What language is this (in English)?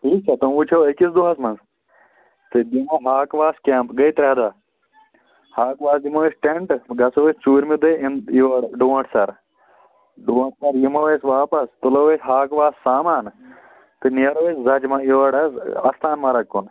Kashmiri